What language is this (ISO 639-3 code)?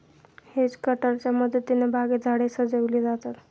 mar